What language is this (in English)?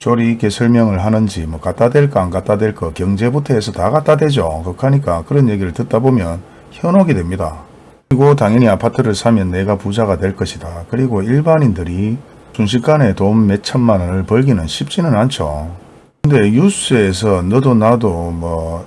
Korean